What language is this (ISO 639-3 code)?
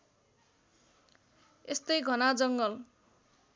nep